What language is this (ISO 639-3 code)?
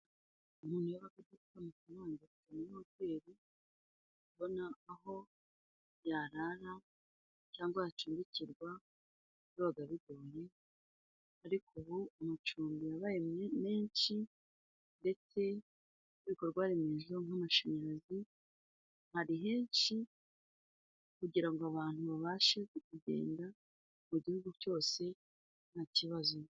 kin